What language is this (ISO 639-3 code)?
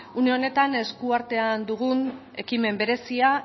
eus